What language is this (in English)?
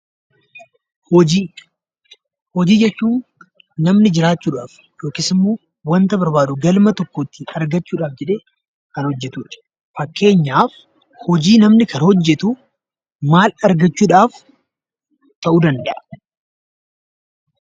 Oromo